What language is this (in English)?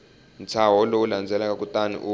Tsonga